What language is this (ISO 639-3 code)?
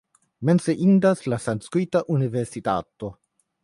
epo